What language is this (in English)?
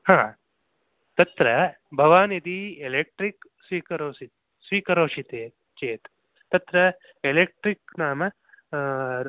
Sanskrit